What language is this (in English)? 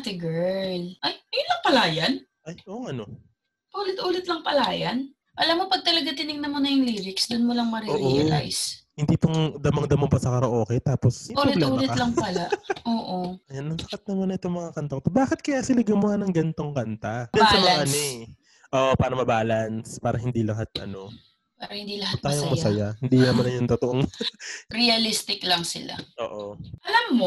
Filipino